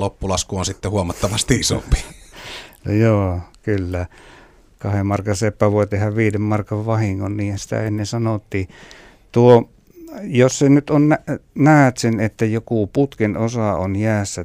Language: Finnish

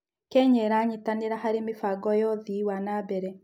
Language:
Kikuyu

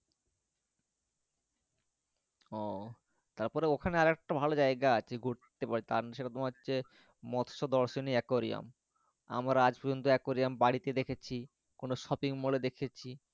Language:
Bangla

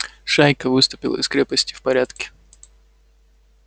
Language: Russian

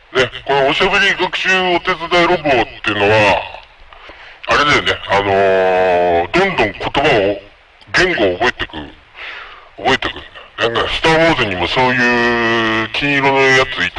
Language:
Japanese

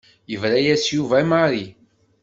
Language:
Kabyle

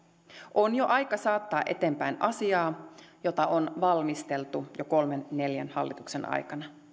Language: Finnish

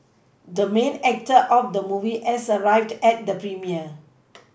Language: English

